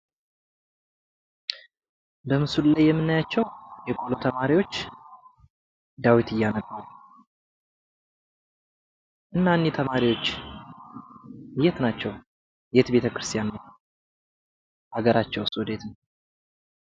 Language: Amharic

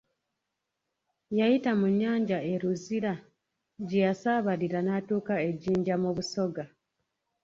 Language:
Ganda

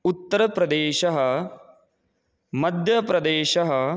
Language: Sanskrit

